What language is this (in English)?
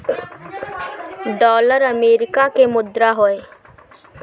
Bhojpuri